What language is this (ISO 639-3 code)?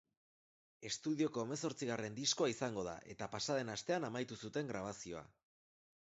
eus